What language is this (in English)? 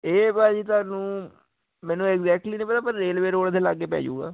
Punjabi